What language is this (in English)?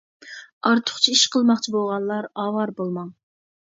Uyghur